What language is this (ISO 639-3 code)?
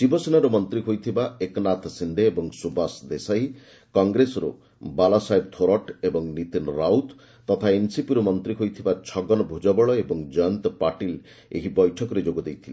ori